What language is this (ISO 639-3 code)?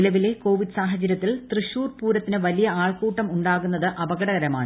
mal